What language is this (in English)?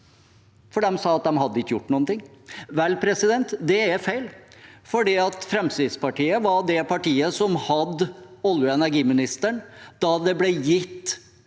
Norwegian